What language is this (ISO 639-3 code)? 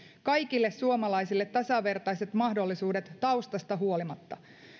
fin